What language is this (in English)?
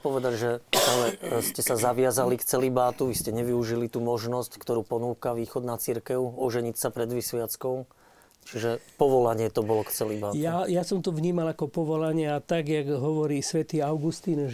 Slovak